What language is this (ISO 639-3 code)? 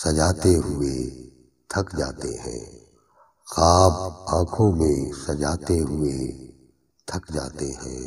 urd